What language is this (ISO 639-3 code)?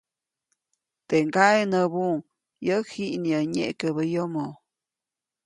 zoc